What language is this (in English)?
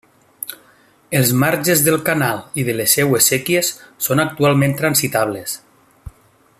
Catalan